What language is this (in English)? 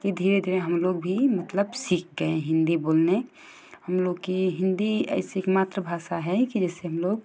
Hindi